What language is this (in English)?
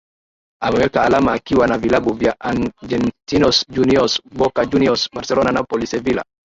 Swahili